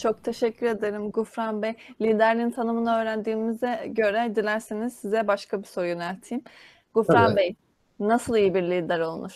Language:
Turkish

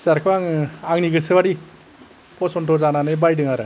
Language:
Bodo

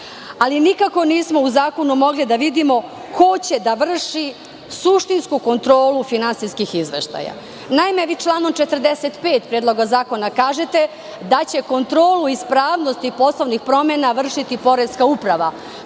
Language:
Serbian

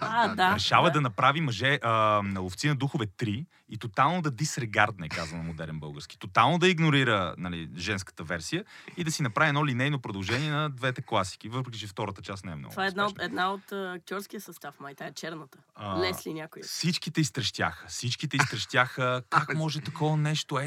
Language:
Bulgarian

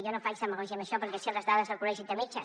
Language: Catalan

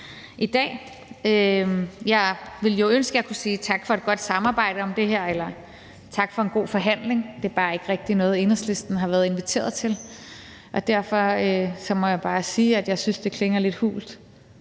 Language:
Danish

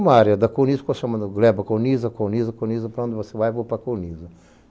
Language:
Portuguese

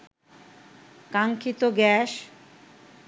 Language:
Bangla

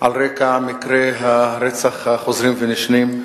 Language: Hebrew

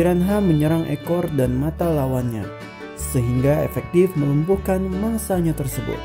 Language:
Indonesian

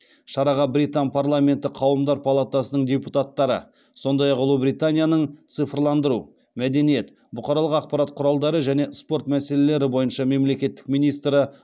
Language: Kazakh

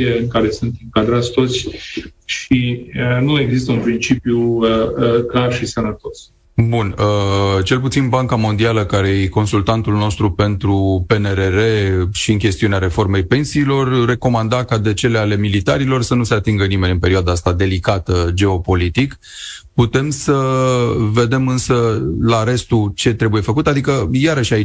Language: Romanian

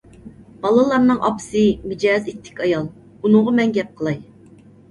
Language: Uyghur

